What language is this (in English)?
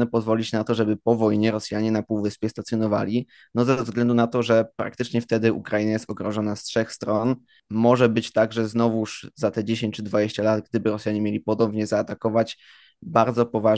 Polish